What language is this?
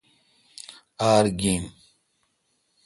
Kalkoti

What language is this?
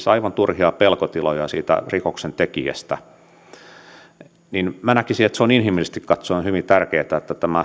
Finnish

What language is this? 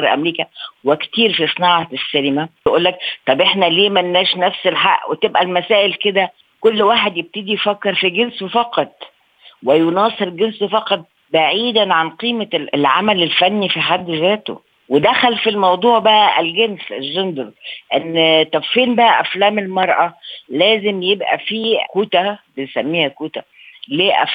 Arabic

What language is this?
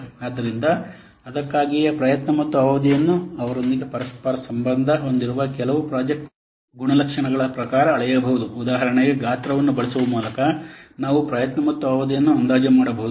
Kannada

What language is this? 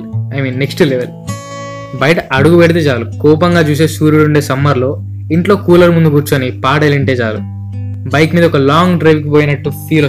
Telugu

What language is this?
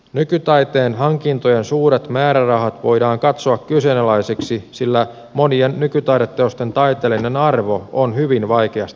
Finnish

